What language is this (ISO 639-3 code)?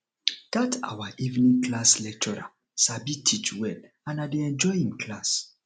pcm